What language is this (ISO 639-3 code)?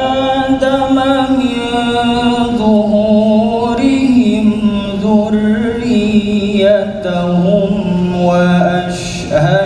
ara